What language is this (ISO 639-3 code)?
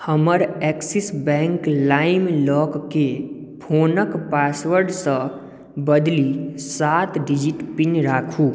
mai